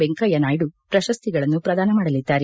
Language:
Kannada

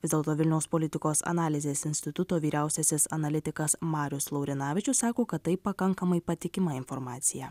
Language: Lithuanian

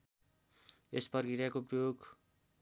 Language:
Nepali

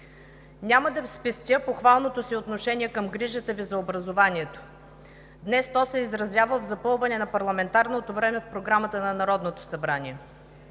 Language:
Bulgarian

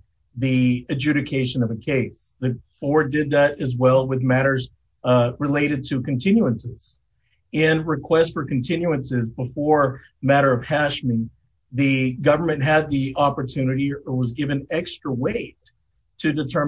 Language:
English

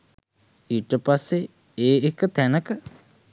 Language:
Sinhala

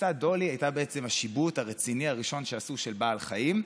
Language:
Hebrew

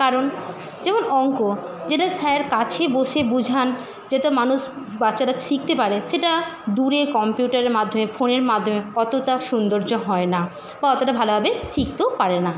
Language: Bangla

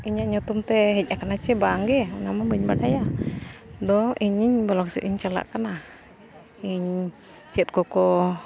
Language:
Santali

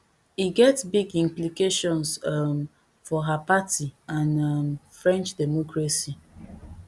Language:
Nigerian Pidgin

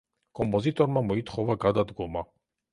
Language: Georgian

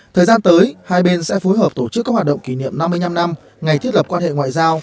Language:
Vietnamese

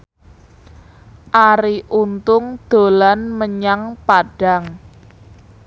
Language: Javanese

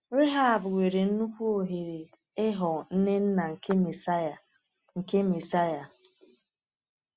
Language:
Igbo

